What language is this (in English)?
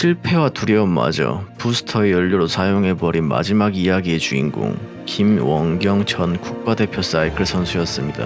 Korean